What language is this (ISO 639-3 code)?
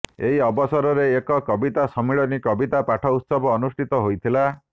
ori